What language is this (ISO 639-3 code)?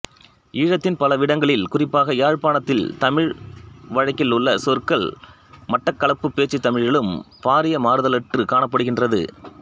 tam